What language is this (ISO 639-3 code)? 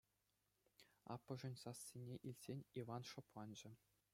chv